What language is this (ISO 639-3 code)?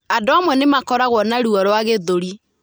kik